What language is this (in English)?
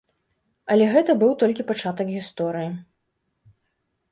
Belarusian